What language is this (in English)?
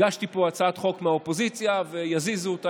Hebrew